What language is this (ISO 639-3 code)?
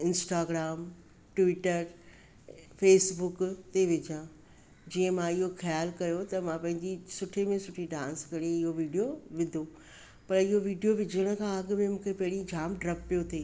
snd